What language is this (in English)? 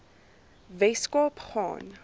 Afrikaans